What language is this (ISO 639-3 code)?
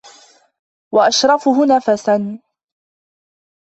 ara